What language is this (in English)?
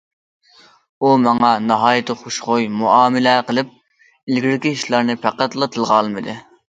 Uyghur